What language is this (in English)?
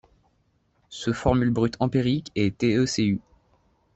French